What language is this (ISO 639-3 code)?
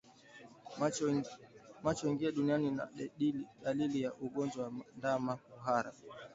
swa